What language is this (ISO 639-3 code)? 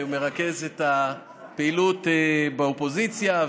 heb